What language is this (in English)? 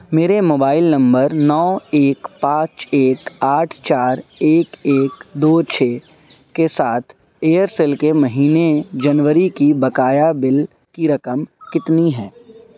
Urdu